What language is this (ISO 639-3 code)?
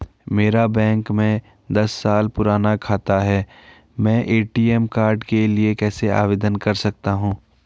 hin